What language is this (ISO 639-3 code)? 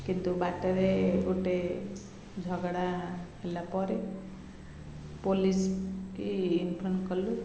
ori